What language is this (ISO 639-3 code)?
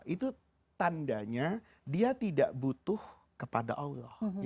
ind